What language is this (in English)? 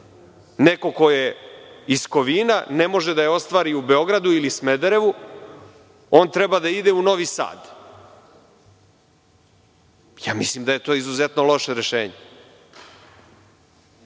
Serbian